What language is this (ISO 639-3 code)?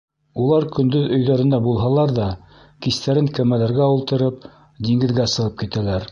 bak